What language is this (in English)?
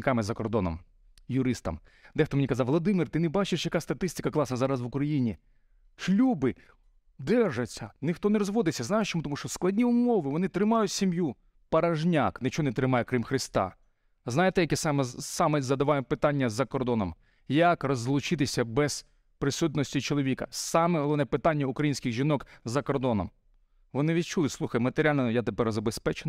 Ukrainian